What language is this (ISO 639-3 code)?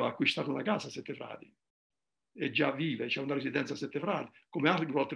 ita